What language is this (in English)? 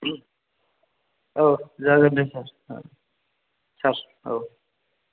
Bodo